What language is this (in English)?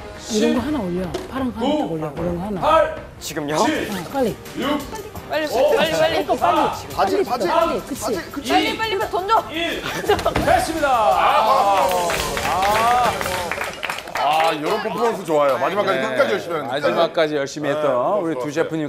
Korean